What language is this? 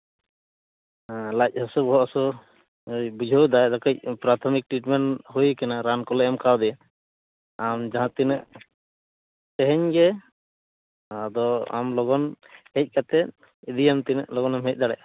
Santali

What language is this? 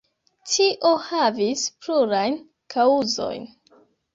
Esperanto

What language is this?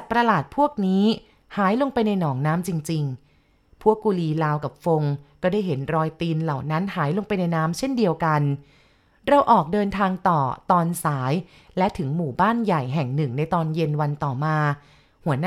Thai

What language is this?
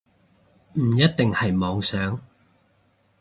Cantonese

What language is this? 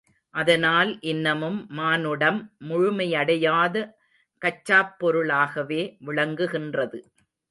Tamil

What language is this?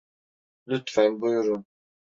Turkish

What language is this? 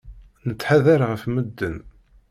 Kabyle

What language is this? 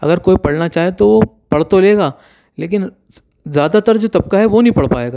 Urdu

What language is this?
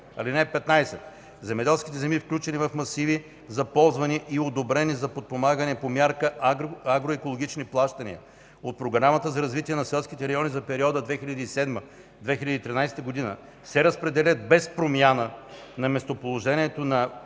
Bulgarian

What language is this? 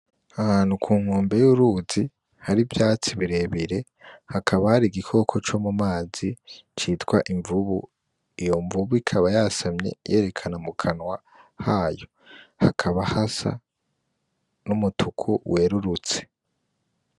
Rundi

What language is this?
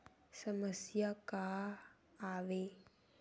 Chhattisgarhi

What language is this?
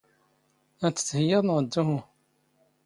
Standard Moroccan Tamazight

